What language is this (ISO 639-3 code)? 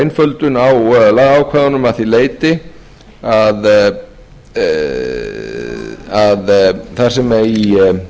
isl